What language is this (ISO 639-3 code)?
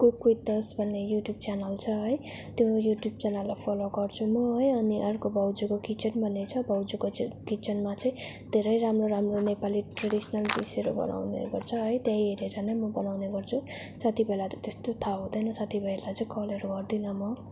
nep